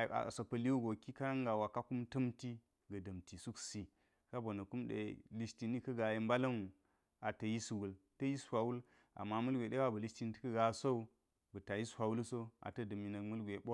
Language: Geji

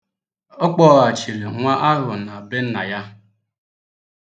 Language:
Igbo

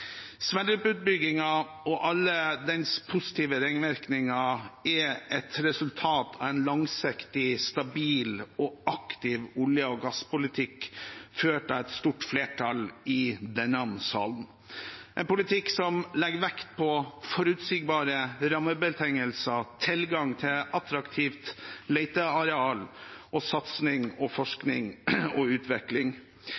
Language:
Norwegian Bokmål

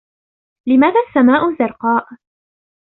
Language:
Arabic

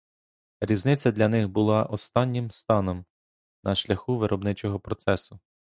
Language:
Ukrainian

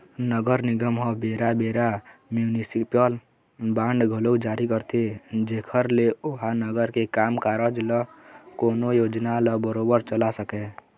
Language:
Chhattisgarhi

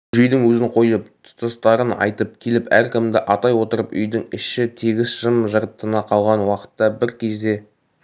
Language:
Kazakh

